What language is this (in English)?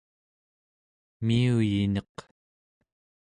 Central Yupik